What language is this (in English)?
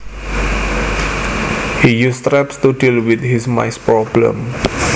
Javanese